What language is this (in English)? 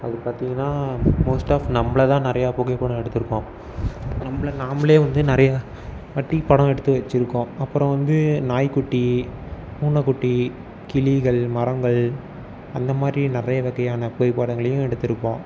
Tamil